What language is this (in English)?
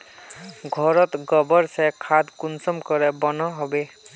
Magahi